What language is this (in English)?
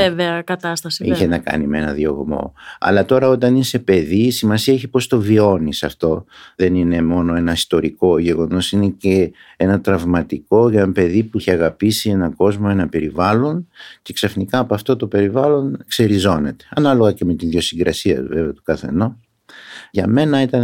Greek